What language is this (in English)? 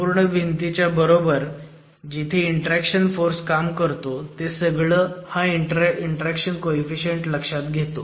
Marathi